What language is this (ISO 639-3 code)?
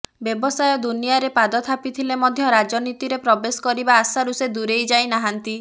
ori